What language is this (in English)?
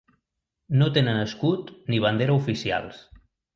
Catalan